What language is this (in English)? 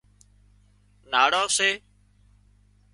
Wadiyara Koli